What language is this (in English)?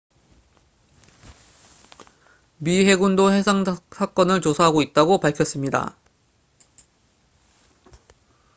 Korean